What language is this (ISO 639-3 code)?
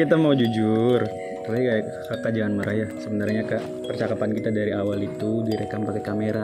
ind